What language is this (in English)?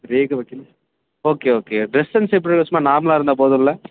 Tamil